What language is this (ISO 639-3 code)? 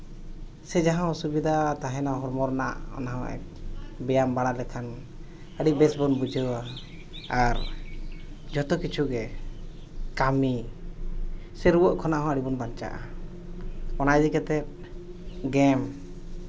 sat